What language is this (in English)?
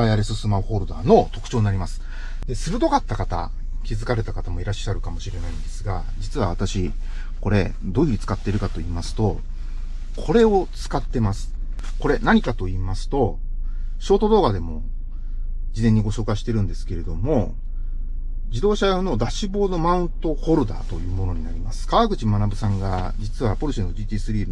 Japanese